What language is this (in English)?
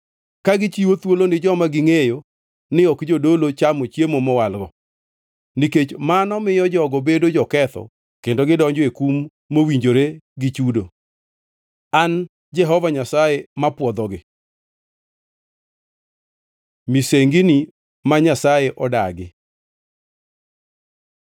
Luo (Kenya and Tanzania)